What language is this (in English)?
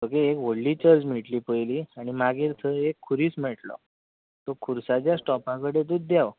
Konkani